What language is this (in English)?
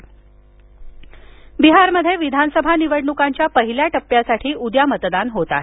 Marathi